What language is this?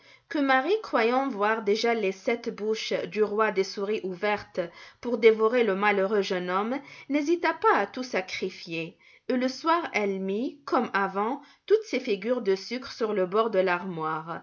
French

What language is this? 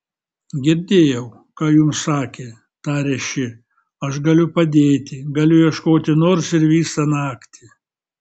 Lithuanian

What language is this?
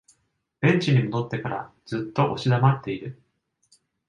Japanese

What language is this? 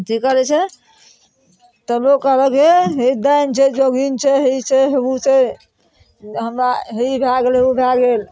Maithili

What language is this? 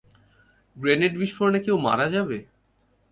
Bangla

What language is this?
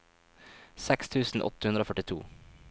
Norwegian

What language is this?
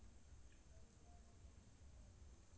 Maithili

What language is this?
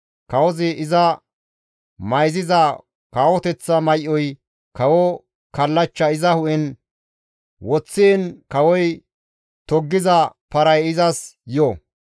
Gamo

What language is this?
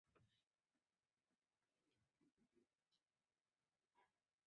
Chinese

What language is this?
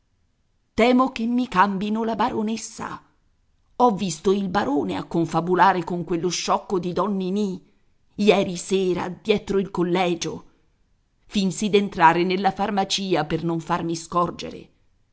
Italian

